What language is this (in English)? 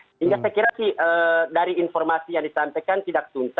Indonesian